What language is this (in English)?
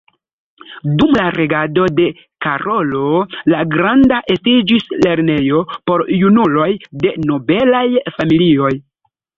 Esperanto